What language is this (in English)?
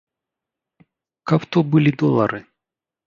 Belarusian